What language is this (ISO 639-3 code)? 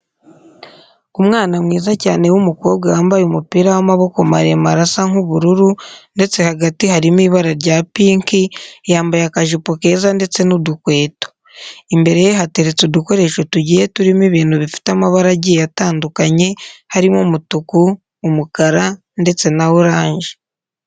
kin